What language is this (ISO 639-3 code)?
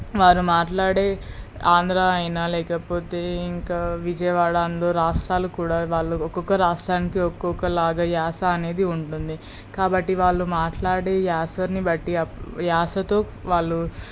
tel